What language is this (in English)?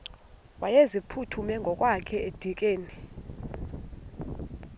Xhosa